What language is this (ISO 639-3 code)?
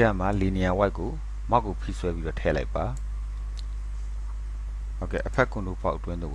kor